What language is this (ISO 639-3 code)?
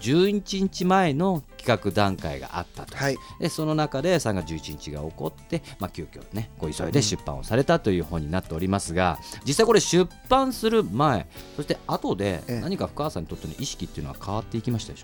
jpn